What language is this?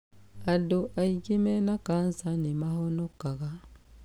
Kikuyu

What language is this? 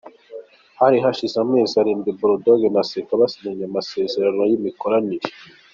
Kinyarwanda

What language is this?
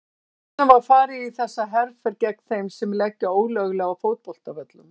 Icelandic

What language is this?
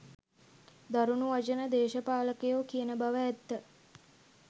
Sinhala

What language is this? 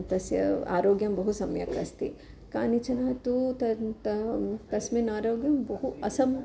Sanskrit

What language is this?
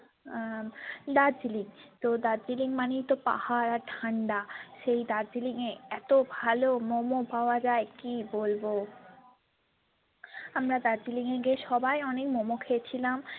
Bangla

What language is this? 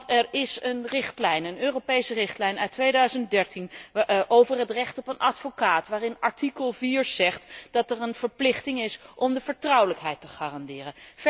Dutch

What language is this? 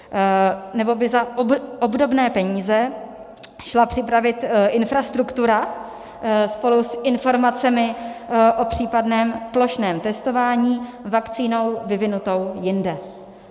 Czech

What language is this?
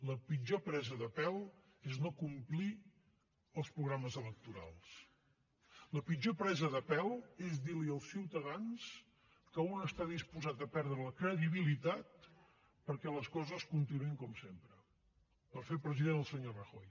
Catalan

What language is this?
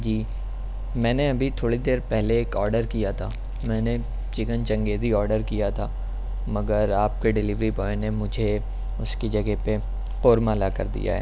Urdu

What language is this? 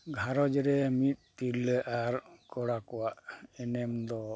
Santali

